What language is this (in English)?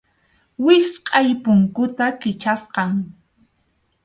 Arequipa-La Unión Quechua